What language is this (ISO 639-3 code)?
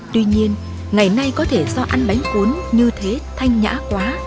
vie